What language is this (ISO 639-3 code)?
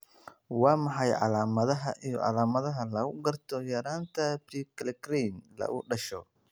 som